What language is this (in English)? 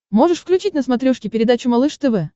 Russian